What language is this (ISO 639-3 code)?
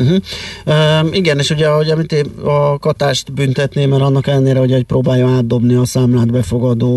hun